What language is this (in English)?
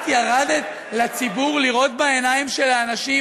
Hebrew